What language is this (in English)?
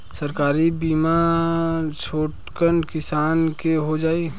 Bhojpuri